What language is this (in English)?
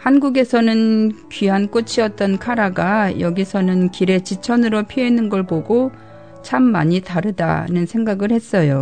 Korean